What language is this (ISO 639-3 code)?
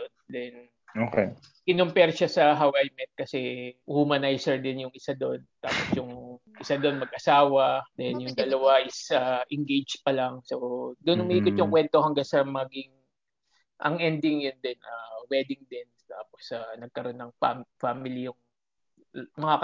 fil